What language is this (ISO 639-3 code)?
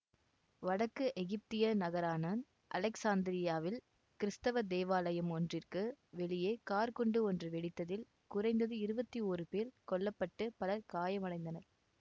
tam